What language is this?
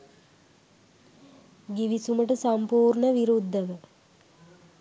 Sinhala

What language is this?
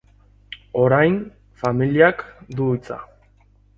Basque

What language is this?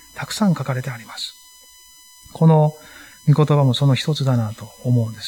Japanese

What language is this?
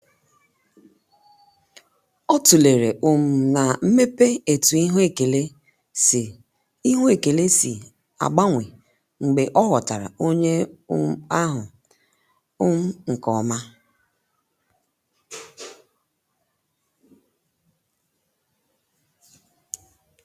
Igbo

